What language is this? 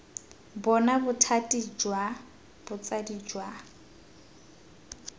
Tswana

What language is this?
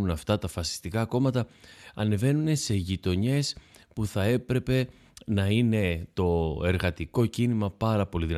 Greek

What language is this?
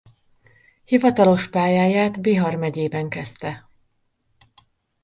Hungarian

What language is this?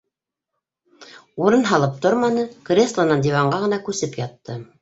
Bashkir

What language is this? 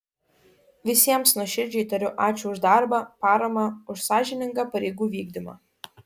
Lithuanian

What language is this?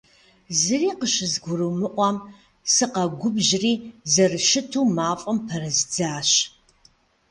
Kabardian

